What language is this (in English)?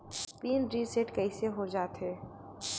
Chhattisgarhi